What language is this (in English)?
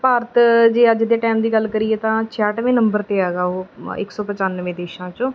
Punjabi